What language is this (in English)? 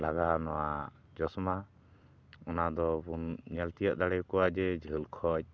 Santali